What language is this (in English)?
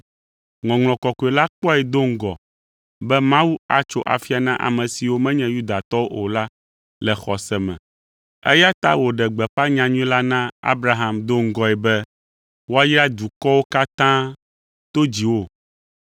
Ewe